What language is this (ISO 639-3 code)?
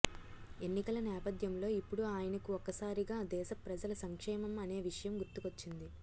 tel